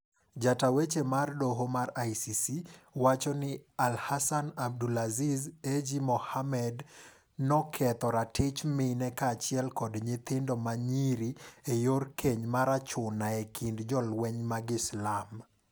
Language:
Luo (Kenya and Tanzania)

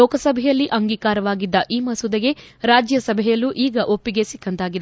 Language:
Kannada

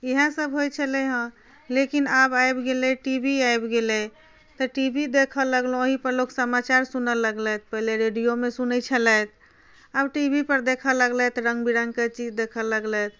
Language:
Maithili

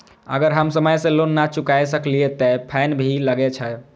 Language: Maithili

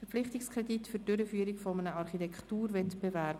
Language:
Swiss German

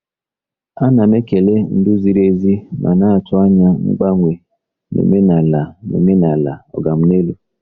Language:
Igbo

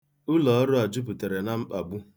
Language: Igbo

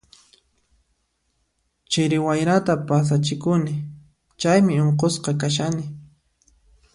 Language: Puno Quechua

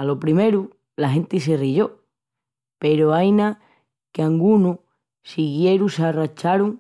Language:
Extremaduran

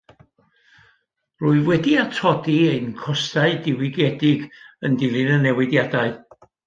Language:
Welsh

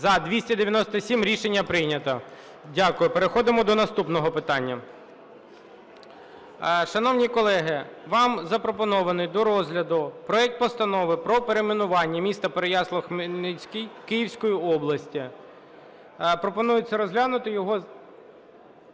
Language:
Ukrainian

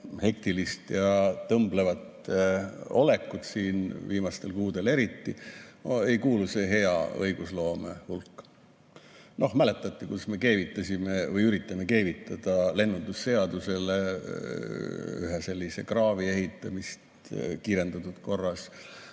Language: Estonian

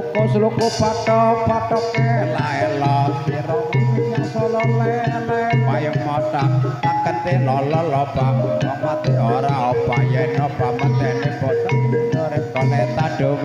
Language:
Thai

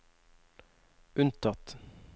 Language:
Norwegian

